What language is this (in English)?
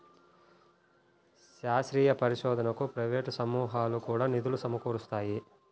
Telugu